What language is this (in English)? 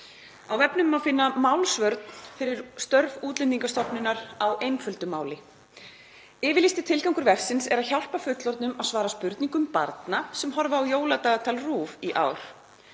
Icelandic